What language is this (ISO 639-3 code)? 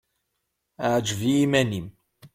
kab